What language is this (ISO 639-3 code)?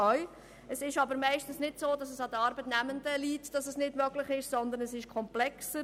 gsw